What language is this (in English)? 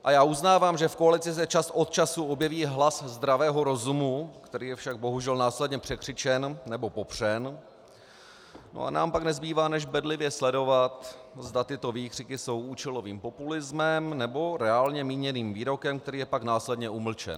Czech